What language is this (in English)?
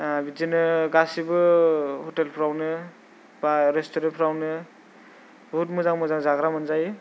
Bodo